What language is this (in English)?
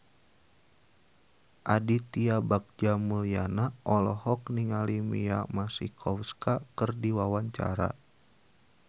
Sundanese